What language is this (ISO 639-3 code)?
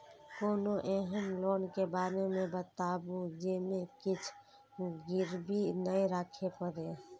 mai